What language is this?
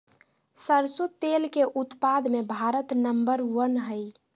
Magahi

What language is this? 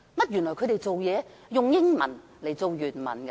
Cantonese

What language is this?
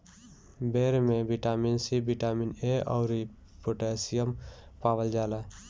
Bhojpuri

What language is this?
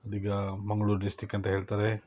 Kannada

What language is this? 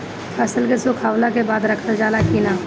Bhojpuri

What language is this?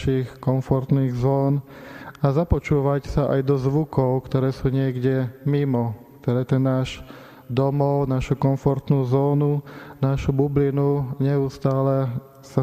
Slovak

